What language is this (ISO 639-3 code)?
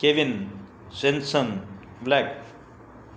snd